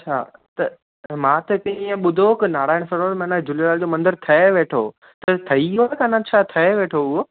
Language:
Sindhi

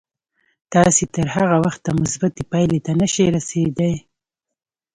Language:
Pashto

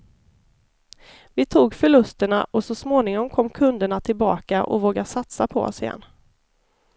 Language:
Swedish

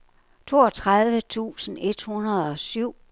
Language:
Danish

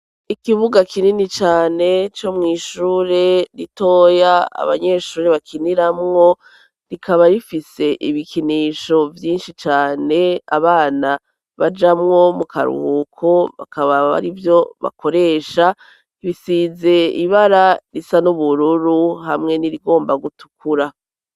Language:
Rundi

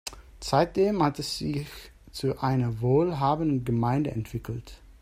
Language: German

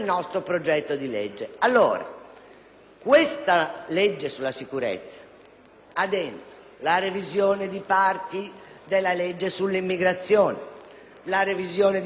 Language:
Italian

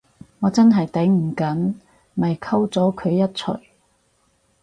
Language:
Cantonese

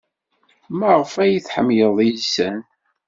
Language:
Kabyle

